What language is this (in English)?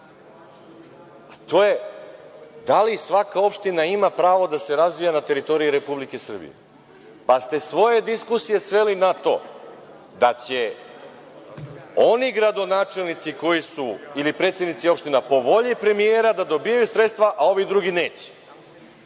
Serbian